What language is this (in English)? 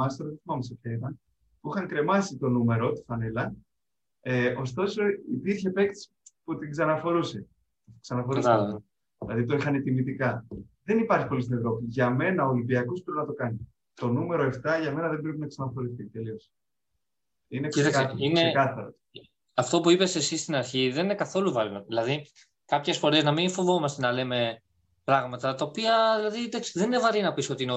Greek